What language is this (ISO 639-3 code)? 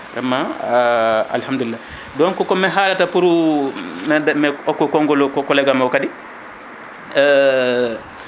ful